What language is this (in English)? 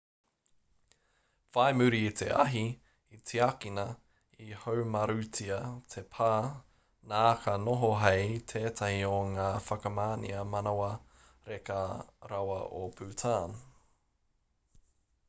Māori